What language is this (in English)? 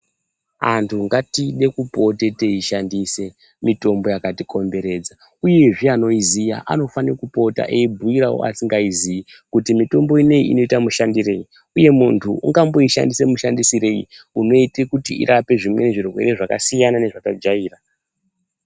Ndau